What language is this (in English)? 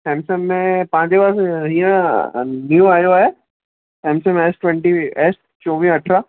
Sindhi